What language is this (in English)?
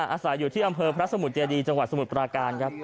Thai